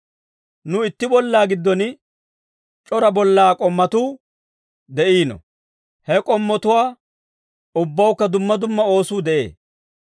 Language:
Dawro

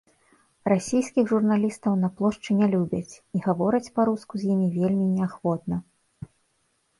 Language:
Belarusian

